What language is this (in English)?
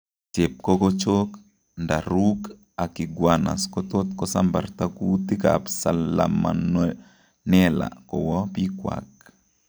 Kalenjin